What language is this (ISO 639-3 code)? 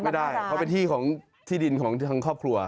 tha